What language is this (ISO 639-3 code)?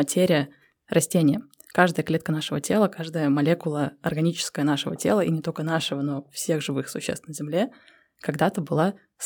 rus